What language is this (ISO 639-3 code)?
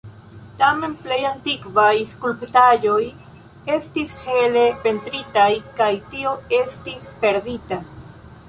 epo